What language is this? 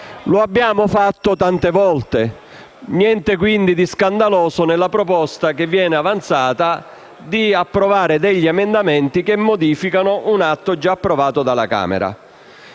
Italian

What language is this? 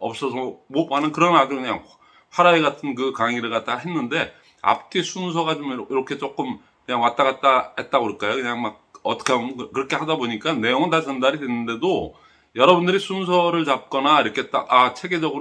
Korean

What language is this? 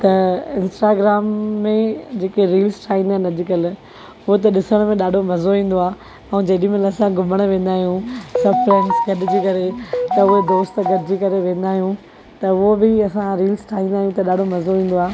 Sindhi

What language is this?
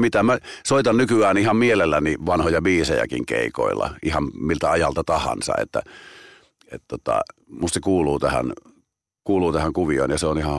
Finnish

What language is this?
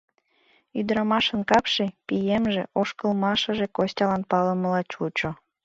Mari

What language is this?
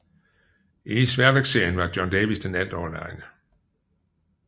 Danish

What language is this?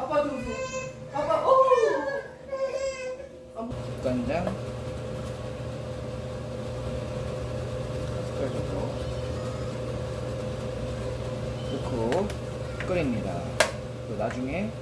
Korean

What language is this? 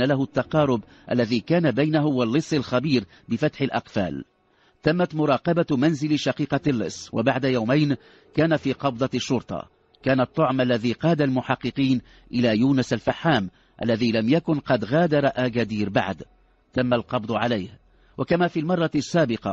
Arabic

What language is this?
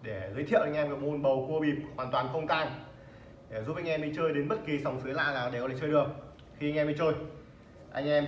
Vietnamese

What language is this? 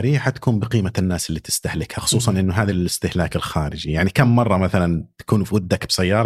Arabic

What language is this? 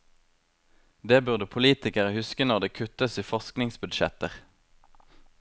Norwegian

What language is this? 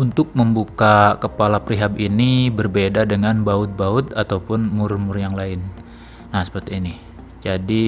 Indonesian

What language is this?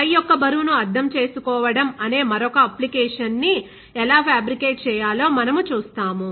Telugu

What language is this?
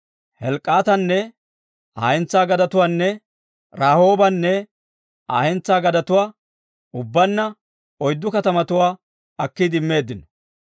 Dawro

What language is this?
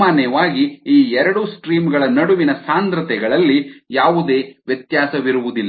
Kannada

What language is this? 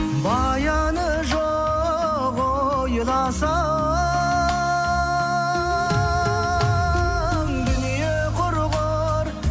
Kazakh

